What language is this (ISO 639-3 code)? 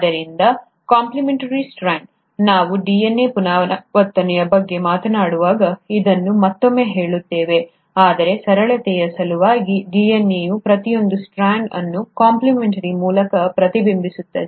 kan